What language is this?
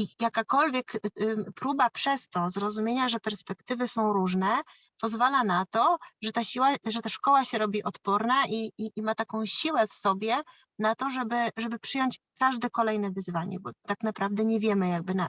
Polish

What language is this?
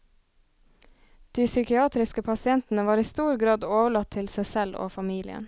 Norwegian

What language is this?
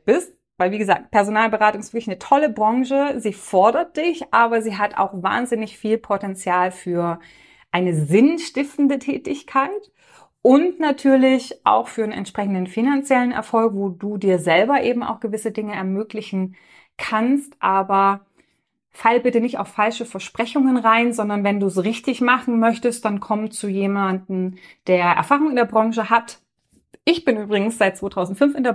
German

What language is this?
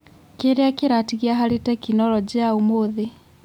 Kikuyu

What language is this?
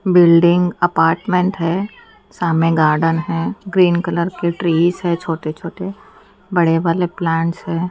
Hindi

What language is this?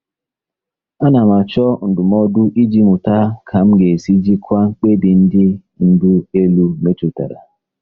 Igbo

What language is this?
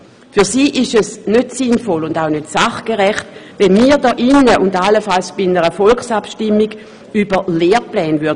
Swiss German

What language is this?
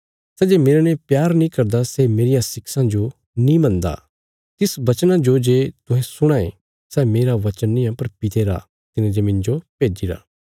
Bilaspuri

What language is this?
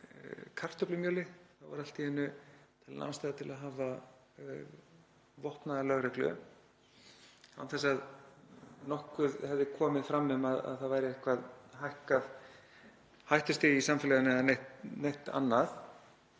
Icelandic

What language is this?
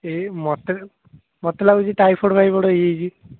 Odia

